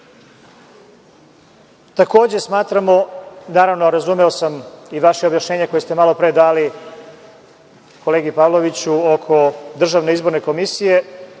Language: Serbian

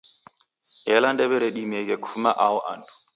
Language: Taita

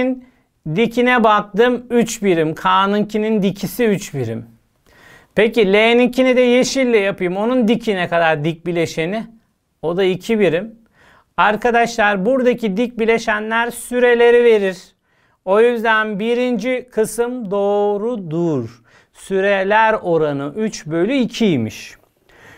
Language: Turkish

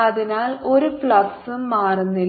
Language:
Malayalam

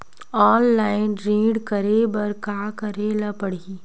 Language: Chhattisgarhi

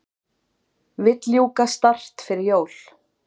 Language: Icelandic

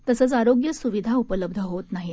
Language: Marathi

